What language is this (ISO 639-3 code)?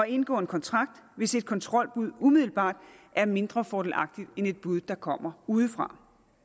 dan